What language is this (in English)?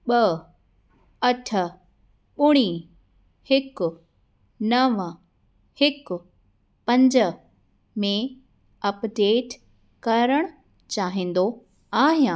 Sindhi